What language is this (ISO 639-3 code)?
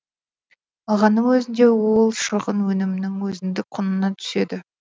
kaz